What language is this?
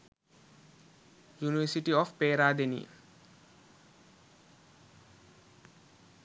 Sinhala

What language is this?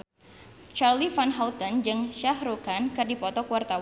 Sundanese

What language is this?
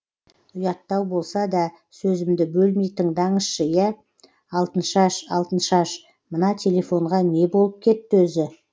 Kazakh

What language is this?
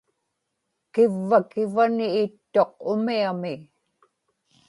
Inupiaq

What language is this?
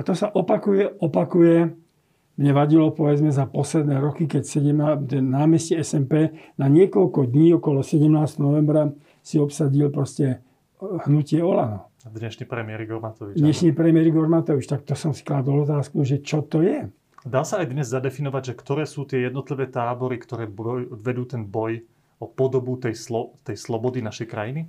Slovak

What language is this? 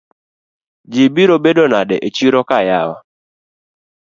Luo (Kenya and Tanzania)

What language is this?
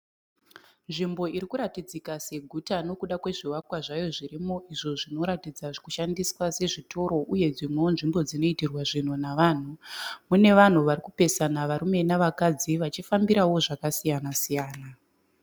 Shona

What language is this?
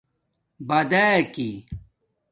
Domaaki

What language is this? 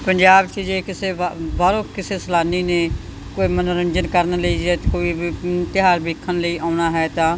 Punjabi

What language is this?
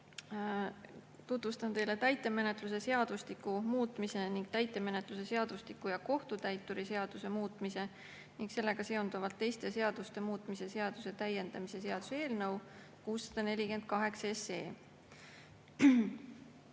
Estonian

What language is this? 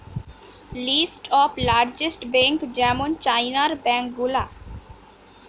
Bangla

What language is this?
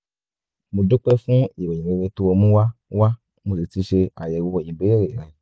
Yoruba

